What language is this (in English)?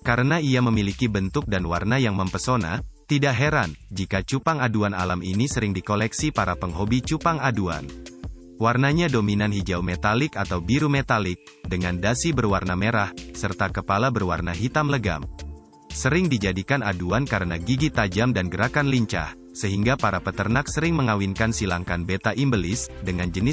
Indonesian